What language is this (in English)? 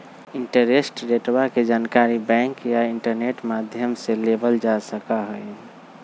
Magahi